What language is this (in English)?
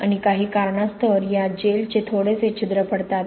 Marathi